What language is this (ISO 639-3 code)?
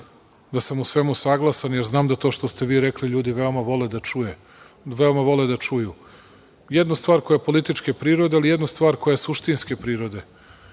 srp